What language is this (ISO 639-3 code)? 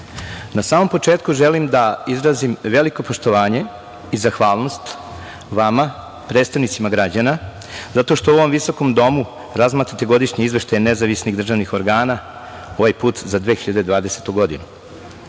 srp